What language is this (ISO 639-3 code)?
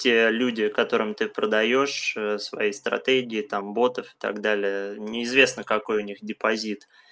rus